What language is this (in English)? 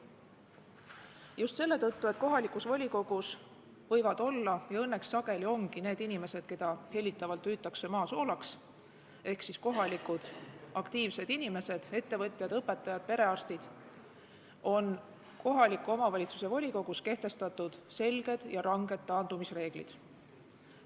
Estonian